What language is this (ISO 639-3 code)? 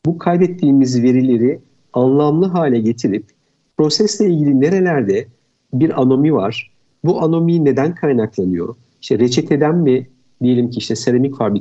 tur